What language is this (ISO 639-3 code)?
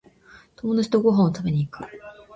jpn